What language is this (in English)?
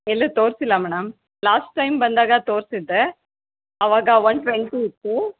Kannada